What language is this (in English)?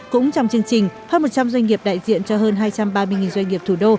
Vietnamese